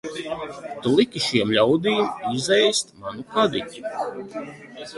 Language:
Latvian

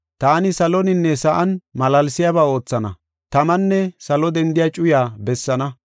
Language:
Gofa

